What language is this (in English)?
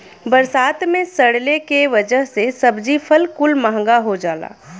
Bhojpuri